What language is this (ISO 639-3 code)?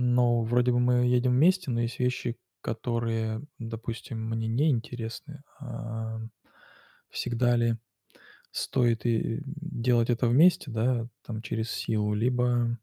rus